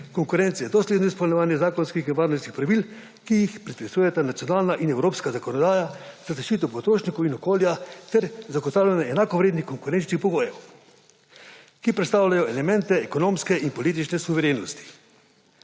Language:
Slovenian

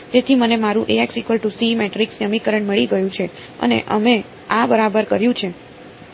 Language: Gujarati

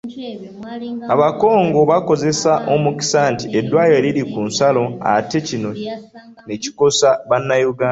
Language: Ganda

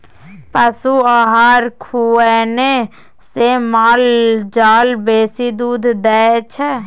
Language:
Maithili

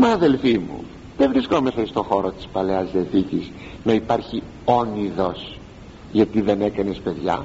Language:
Greek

